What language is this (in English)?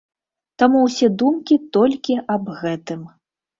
Belarusian